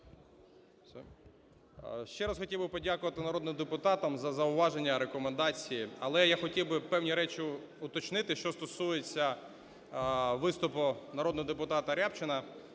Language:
Ukrainian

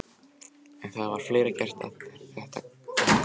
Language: Icelandic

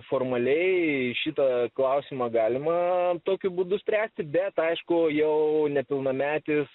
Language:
Lithuanian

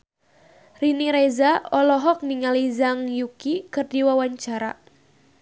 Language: Sundanese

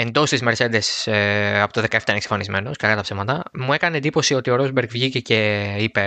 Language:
Greek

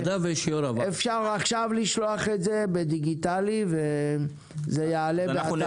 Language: Hebrew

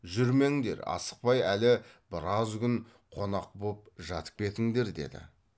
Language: Kazakh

